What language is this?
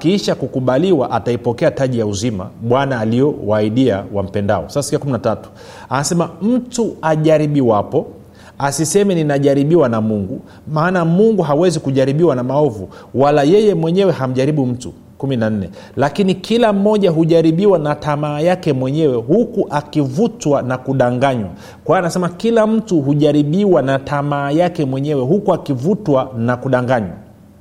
Swahili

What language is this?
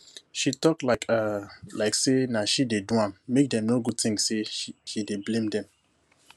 Nigerian Pidgin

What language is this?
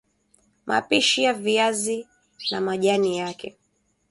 Swahili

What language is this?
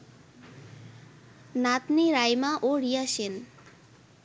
Bangla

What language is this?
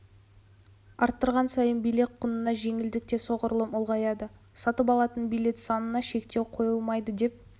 Kazakh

